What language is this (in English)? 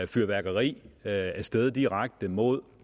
Danish